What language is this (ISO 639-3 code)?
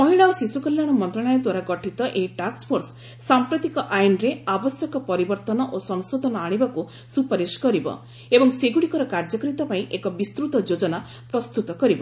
ori